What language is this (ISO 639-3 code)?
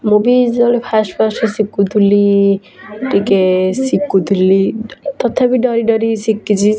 ori